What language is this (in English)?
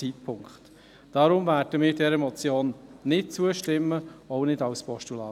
Swiss German